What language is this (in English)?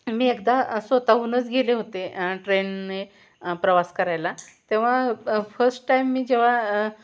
Marathi